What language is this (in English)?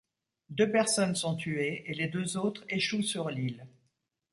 French